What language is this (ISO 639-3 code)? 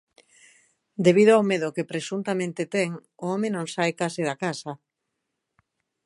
glg